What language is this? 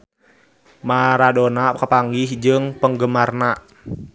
Sundanese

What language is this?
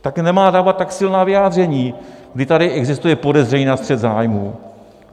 Czech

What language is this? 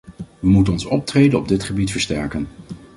Dutch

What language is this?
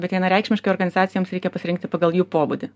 Lithuanian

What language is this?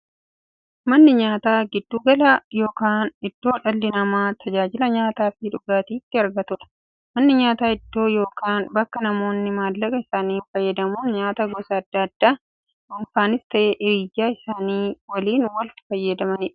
Oromo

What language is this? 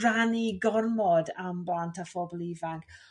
Welsh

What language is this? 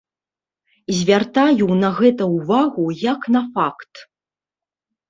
Belarusian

